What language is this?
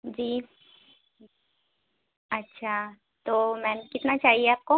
Urdu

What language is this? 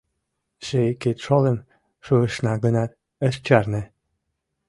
Mari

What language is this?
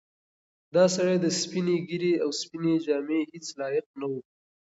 Pashto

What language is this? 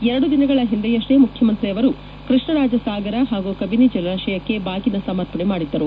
Kannada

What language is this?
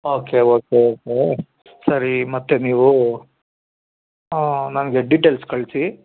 Kannada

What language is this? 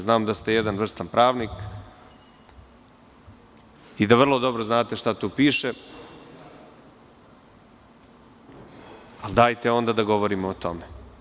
Serbian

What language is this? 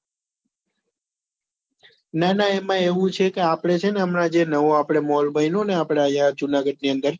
Gujarati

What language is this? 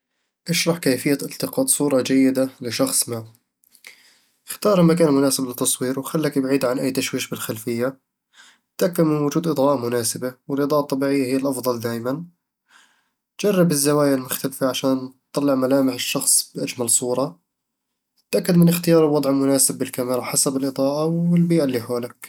Eastern Egyptian Bedawi Arabic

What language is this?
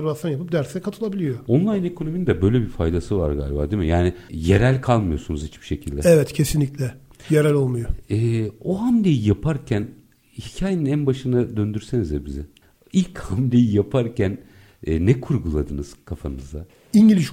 Turkish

